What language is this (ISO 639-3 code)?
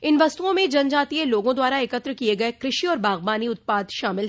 hin